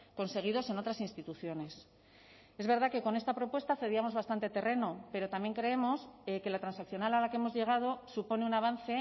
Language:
Spanish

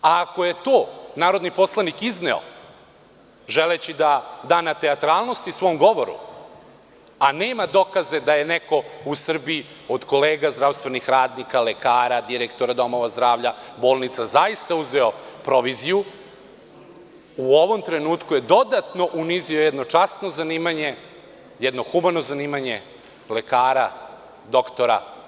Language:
Serbian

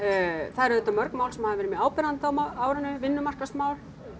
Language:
Icelandic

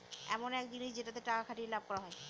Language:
Bangla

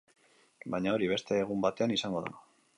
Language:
Basque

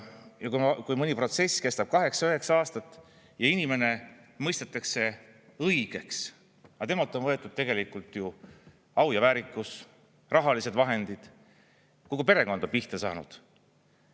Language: Estonian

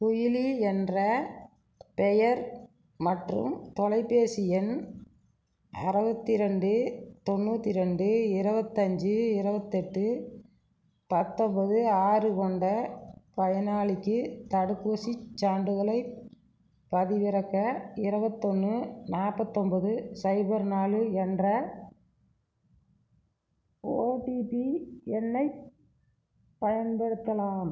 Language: Tamil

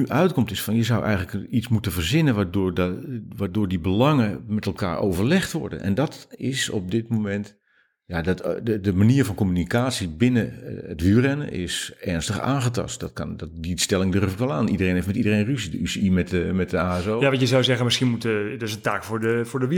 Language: Dutch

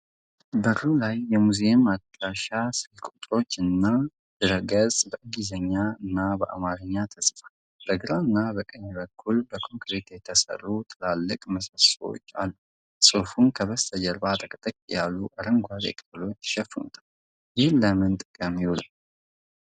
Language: Amharic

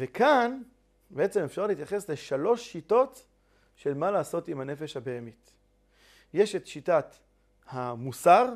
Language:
Hebrew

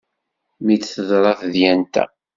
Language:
Kabyle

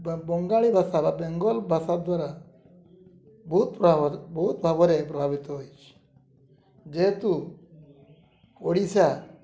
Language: Odia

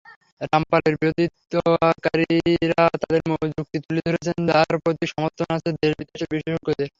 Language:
Bangla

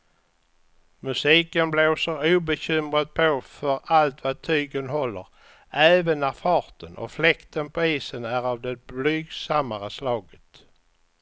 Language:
Swedish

